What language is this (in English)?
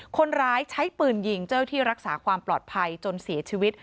Thai